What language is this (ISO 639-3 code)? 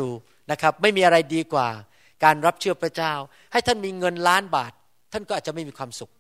tha